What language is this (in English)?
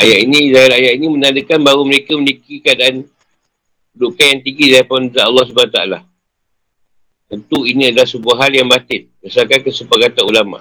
Malay